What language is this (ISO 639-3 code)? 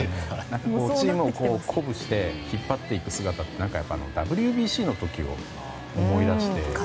jpn